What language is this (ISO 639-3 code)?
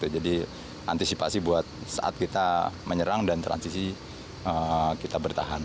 ind